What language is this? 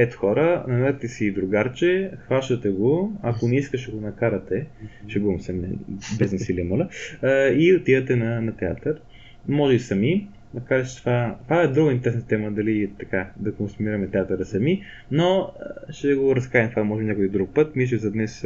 Bulgarian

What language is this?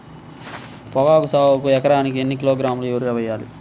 Telugu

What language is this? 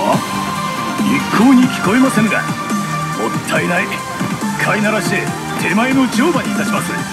Japanese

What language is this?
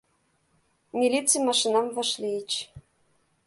Mari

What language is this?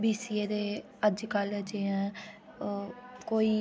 Dogri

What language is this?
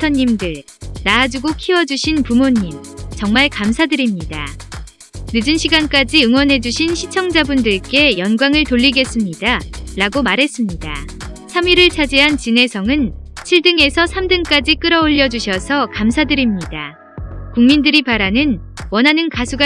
Korean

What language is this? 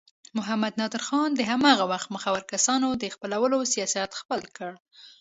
Pashto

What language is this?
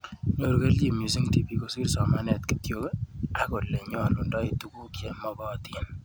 Kalenjin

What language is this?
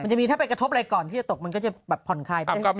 Thai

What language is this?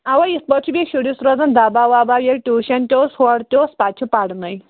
Kashmiri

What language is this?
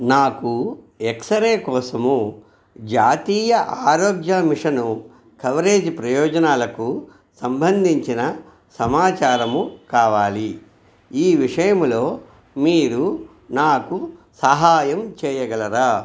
Telugu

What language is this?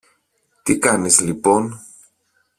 Greek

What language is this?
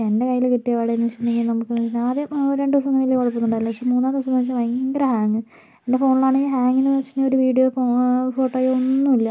Malayalam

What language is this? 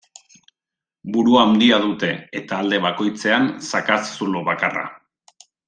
Basque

